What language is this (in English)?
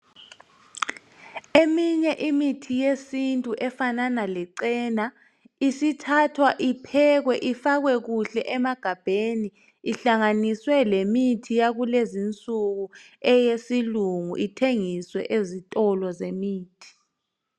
North Ndebele